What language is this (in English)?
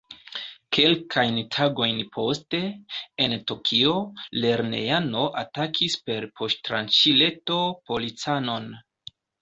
Esperanto